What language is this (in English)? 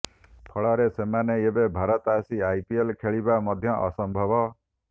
Odia